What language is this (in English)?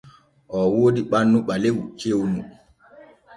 Borgu Fulfulde